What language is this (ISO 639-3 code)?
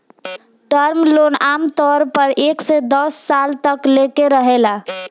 bho